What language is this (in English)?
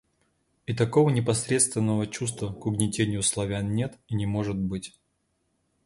Russian